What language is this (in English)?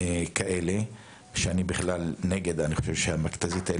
Hebrew